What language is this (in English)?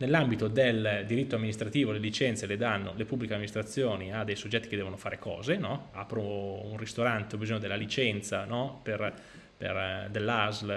Italian